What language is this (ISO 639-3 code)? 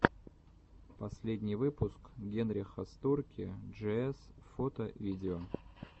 rus